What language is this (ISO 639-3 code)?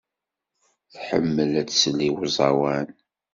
kab